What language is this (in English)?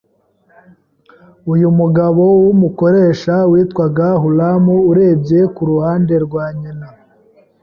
Kinyarwanda